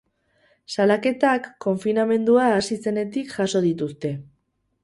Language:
Basque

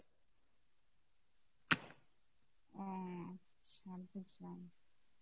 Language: Bangla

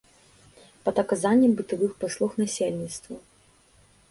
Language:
Belarusian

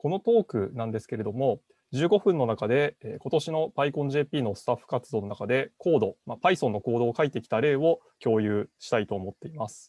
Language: Japanese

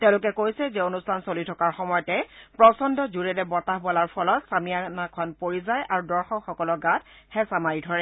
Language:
Assamese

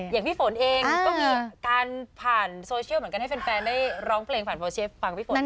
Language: Thai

